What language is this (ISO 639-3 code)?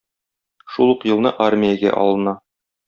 tat